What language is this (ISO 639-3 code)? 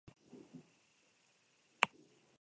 eus